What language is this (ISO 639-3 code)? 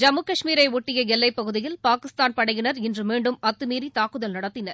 tam